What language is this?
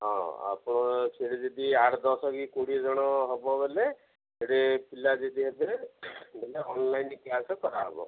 Odia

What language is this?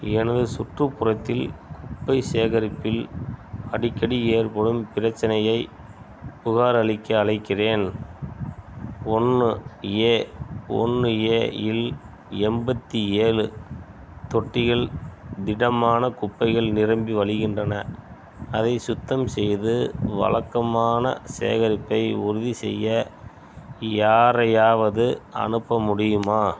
Tamil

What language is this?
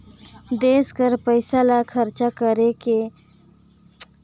Chhattisgarhi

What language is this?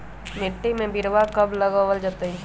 Magahi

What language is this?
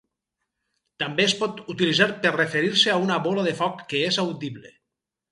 Catalan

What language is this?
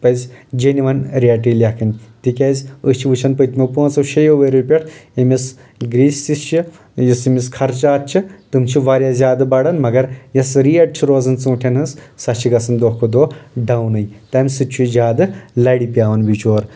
Kashmiri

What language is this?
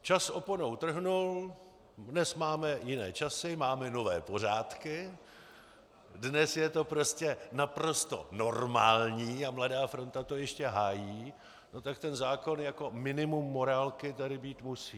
Czech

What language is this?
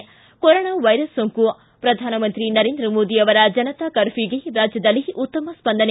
Kannada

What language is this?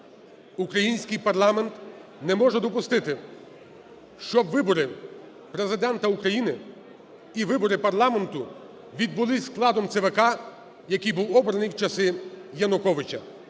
Ukrainian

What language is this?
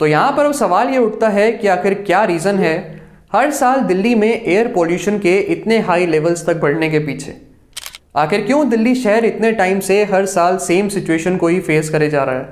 Hindi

